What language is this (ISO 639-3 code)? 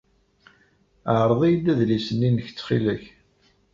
kab